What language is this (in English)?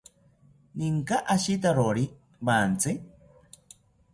South Ucayali Ashéninka